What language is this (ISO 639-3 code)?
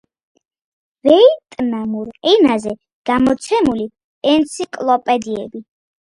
kat